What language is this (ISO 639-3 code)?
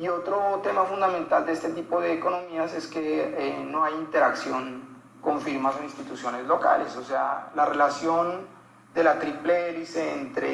spa